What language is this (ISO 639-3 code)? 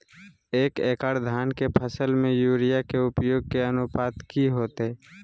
mag